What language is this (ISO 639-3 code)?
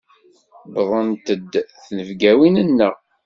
kab